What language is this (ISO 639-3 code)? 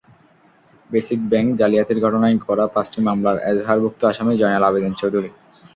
ben